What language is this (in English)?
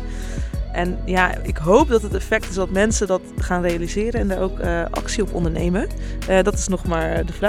Dutch